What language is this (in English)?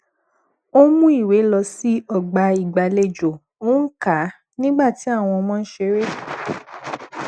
Yoruba